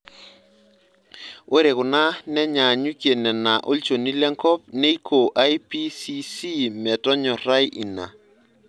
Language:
Masai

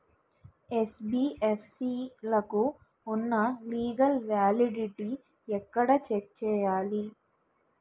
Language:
Telugu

